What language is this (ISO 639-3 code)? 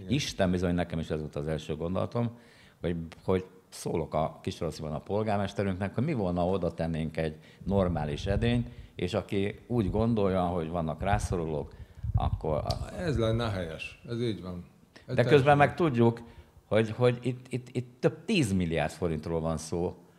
hun